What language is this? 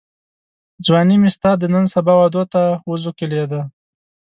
Pashto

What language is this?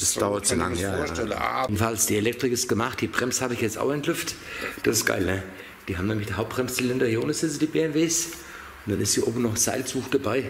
German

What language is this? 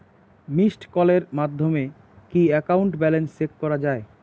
Bangla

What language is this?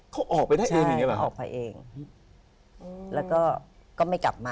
Thai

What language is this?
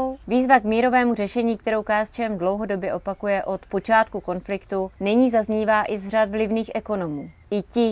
Czech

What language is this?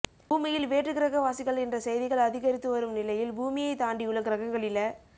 Tamil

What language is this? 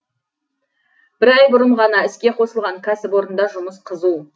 Kazakh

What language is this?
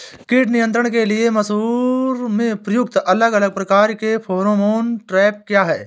Hindi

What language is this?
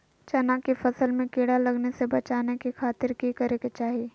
Magahi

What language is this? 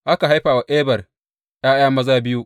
Hausa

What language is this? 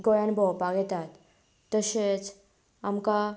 Konkani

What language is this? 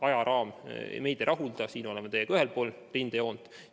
Estonian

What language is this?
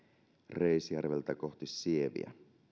Finnish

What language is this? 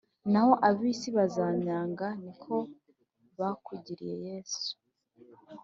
Kinyarwanda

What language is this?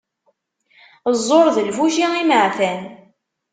Kabyle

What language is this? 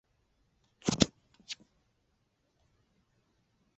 Chinese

